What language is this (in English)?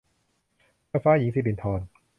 Thai